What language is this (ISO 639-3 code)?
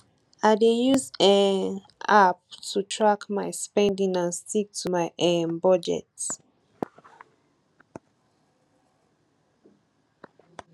pcm